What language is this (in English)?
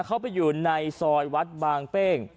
Thai